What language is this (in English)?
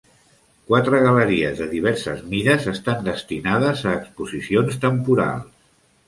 Catalan